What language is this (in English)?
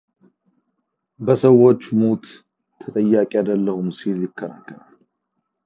Amharic